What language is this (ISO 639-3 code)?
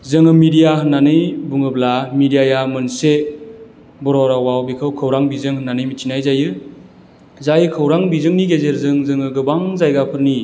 brx